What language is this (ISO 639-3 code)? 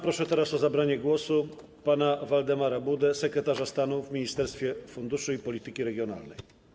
pol